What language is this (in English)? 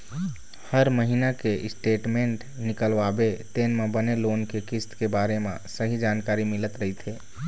Chhattisgarhi